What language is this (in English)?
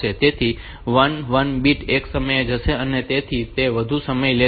Gujarati